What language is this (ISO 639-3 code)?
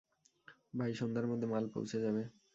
ben